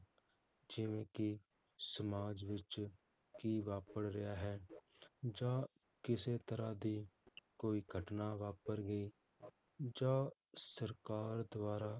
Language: Punjabi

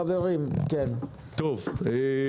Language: Hebrew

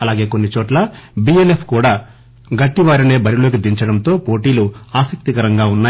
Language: Telugu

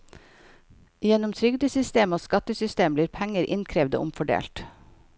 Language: Norwegian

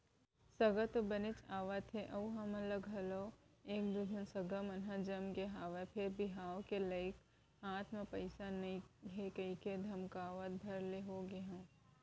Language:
Chhattisgarhi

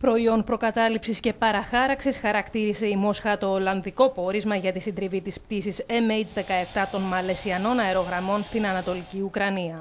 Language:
Greek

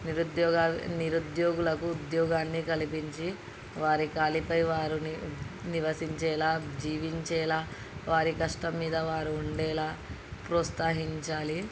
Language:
Telugu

